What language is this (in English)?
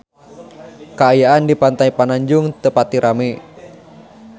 Sundanese